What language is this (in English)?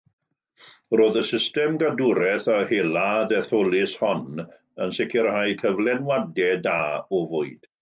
Welsh